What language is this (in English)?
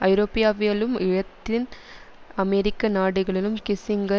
Tamil